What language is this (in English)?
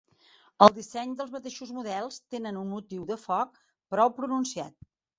Catalan